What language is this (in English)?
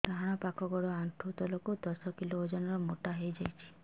Odia